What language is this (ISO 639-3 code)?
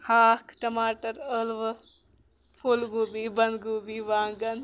kas